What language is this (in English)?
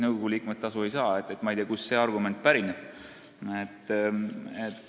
Estonian